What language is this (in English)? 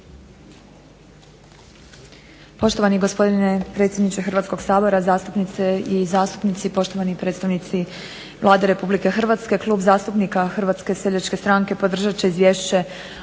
Croatian